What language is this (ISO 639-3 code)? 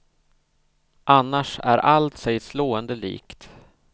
swe